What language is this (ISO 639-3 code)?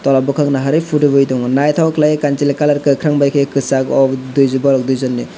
trp